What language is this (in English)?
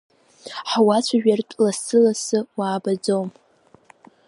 Abkhazian